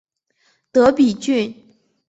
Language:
Chinese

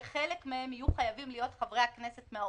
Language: Hebrew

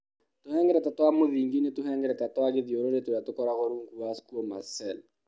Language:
Kikuyu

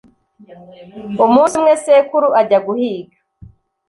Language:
Kinyarwanda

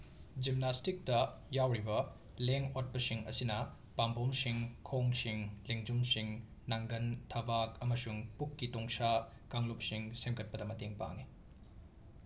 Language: Manipuri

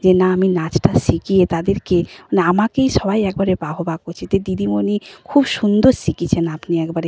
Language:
Bangla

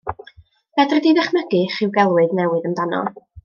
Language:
Welsh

